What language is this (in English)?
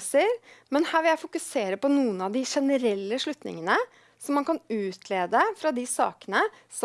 Norwegian